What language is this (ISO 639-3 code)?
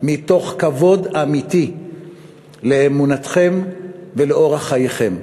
heb